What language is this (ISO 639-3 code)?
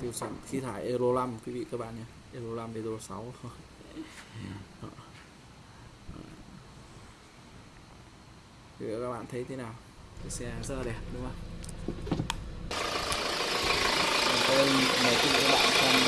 vie